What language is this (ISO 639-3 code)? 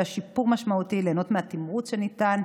heb